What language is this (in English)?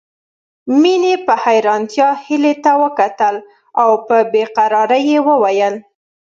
Pashto